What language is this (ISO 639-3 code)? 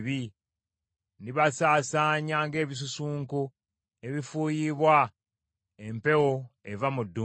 lug